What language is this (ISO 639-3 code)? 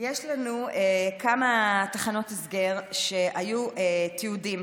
heb